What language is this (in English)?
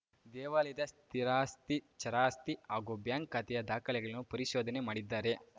Kannada